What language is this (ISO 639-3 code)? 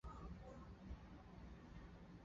zho